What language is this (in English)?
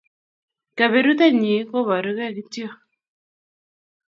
Kalenjin